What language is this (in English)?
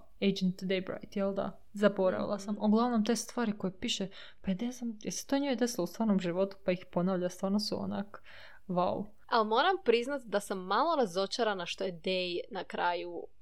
Croatian